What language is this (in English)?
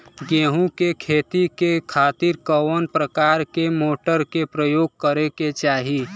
Bhojpuri